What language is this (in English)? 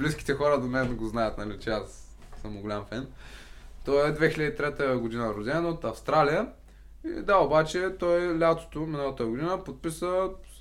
Bulgarian